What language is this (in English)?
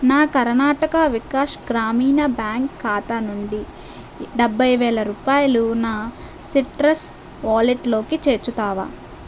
Telugu